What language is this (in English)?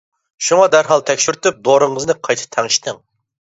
Uyghur